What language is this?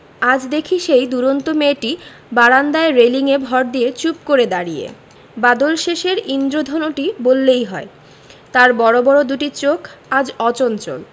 Bangla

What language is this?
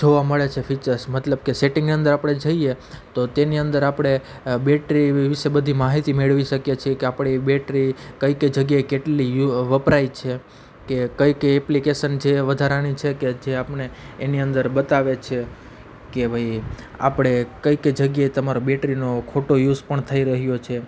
Gujarati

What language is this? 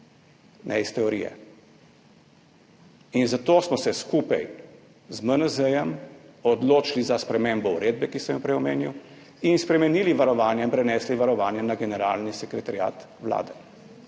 Slovenian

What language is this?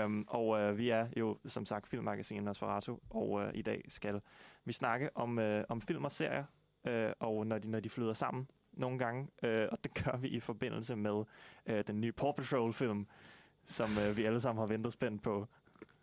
Danish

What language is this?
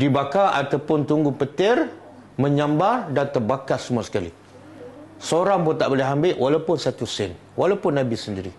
Malay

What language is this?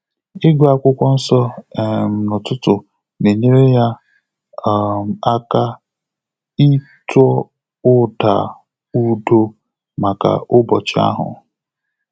Igbo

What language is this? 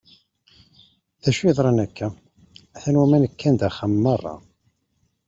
Kabyle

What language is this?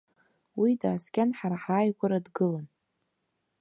Abkhazian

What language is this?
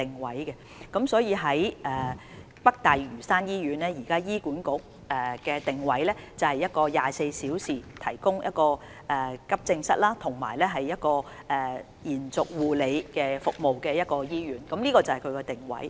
Cantonese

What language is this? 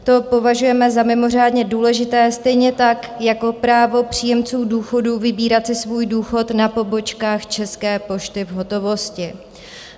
Czech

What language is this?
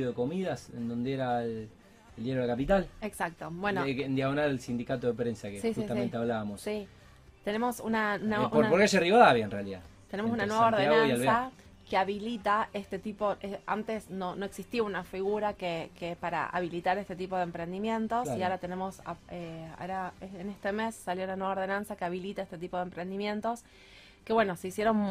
Spanish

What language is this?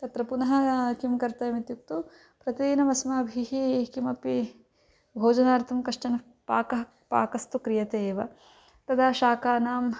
Sanskrit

